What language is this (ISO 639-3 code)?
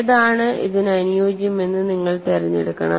mal